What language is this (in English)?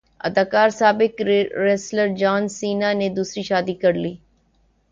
Urdu